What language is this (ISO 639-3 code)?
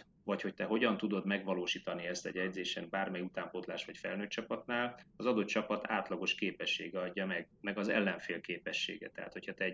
hun